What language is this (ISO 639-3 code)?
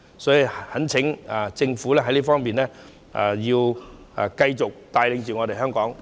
yue